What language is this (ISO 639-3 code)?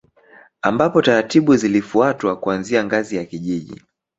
swa